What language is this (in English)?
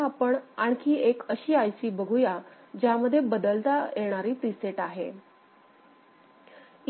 Marathi